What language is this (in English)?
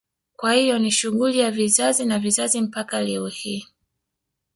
Swahili